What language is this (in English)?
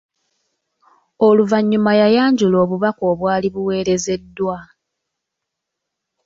Ganda